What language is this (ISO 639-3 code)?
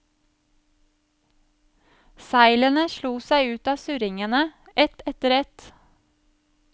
nor